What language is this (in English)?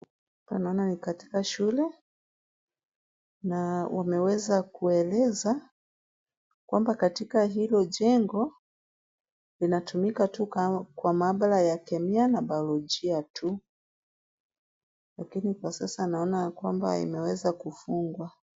Swahili